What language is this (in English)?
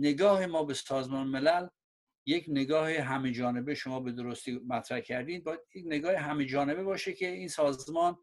Persian